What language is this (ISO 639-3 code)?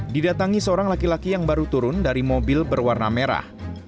ind